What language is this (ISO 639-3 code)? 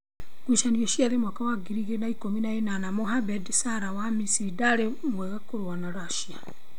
kik